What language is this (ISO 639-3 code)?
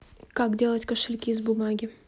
rus